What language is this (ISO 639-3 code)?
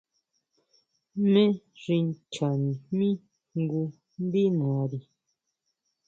mau